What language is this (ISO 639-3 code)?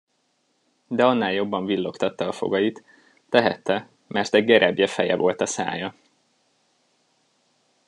hun